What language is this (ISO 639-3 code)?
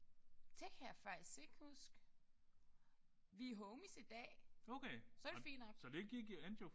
dan